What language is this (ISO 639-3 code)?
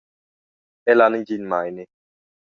roh